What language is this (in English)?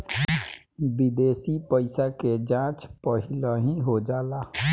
Bhojpuri